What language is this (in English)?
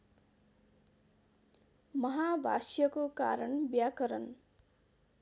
Nepali